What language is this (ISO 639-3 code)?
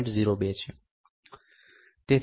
guj